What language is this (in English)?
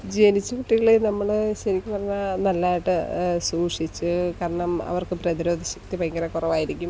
Malayalam